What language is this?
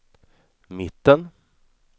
Swedish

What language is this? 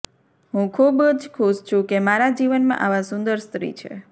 Gujarati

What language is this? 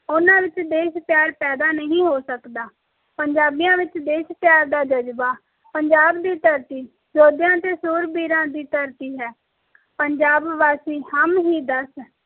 Punjabi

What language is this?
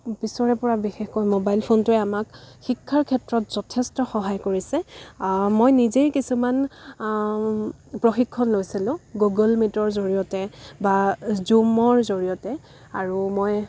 Assamese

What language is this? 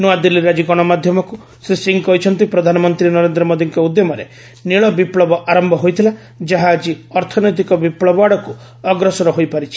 Odia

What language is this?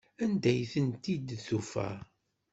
Kabyle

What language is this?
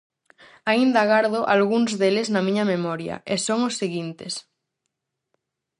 Galician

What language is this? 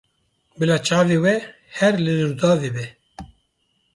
Kurdish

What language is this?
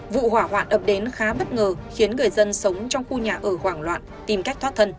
Vietnamese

